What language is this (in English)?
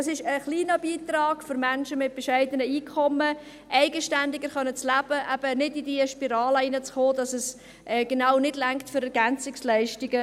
Swiss German